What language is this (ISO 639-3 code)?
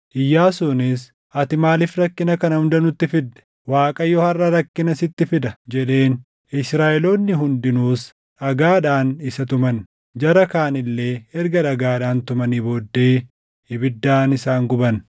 orm